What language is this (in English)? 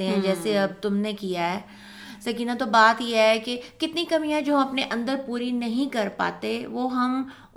Urdu